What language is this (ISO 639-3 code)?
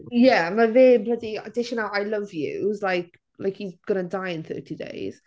cym